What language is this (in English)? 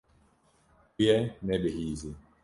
Kurdish